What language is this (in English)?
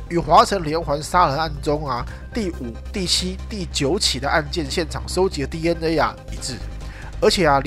Chinese